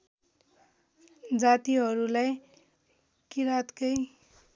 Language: Nepali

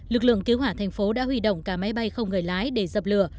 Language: Vietnamese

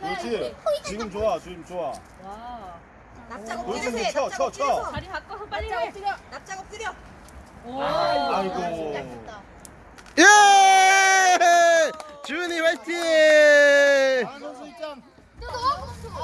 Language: Korean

